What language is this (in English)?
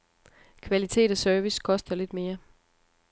Danish